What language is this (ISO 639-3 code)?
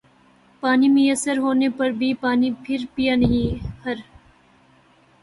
urd